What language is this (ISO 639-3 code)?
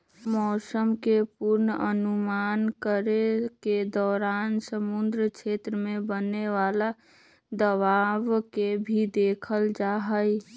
mag